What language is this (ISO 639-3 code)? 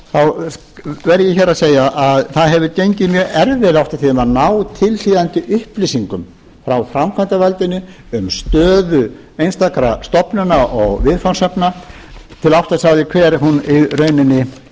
isl